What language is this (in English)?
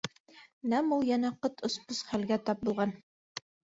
Bashkir